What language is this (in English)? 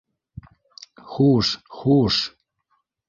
Bashkir